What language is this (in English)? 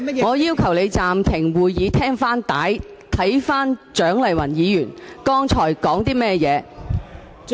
Cantonese